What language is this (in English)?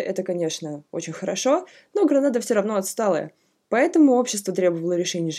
Russian